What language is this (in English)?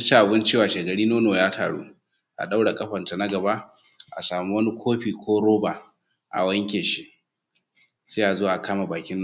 Hausa